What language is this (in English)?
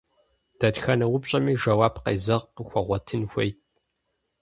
Kabardian